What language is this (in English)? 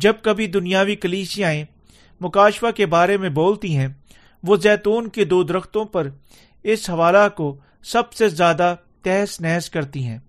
Urdu